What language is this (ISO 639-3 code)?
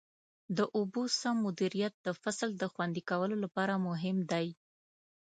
pus